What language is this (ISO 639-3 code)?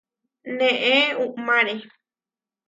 var